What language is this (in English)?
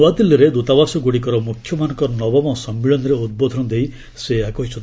Odia